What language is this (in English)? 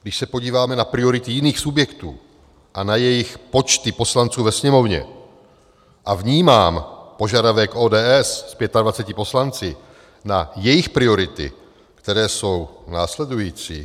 Czech